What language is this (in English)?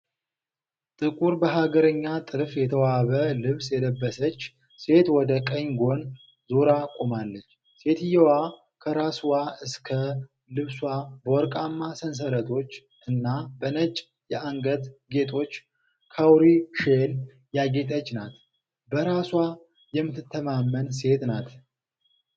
Amharic